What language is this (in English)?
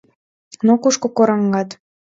Mari